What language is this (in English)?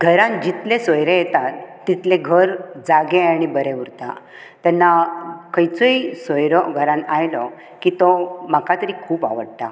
Konkani